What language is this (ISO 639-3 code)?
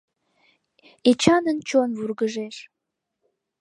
chm